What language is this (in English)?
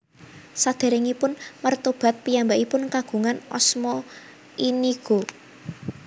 Javanese